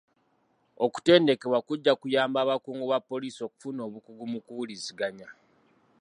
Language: Ganda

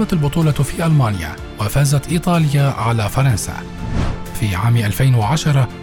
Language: Arabic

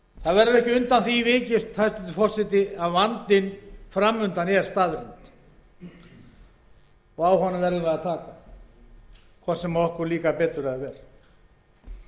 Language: Icelandic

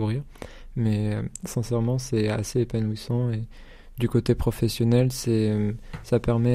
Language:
French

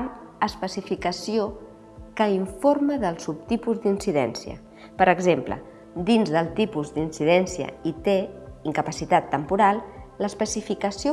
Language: Catalan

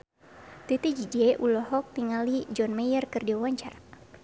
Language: Sundanese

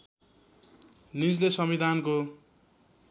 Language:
Nepali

